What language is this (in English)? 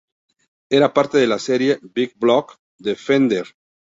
Spanish